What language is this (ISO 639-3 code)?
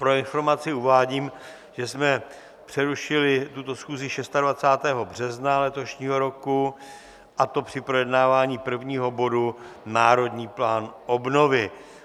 ces